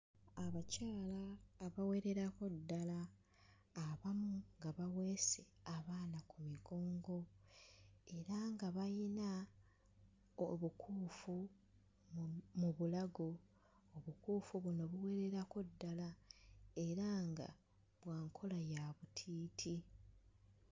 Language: Ganda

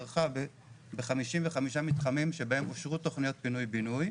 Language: Hebrew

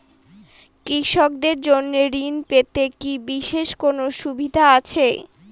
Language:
Bangla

